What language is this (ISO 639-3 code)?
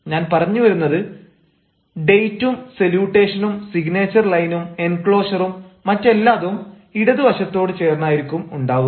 mal